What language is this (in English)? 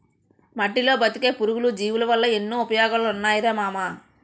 Telugu